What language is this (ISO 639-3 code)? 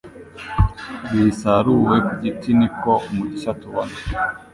kin